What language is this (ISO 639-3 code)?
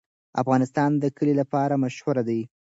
pus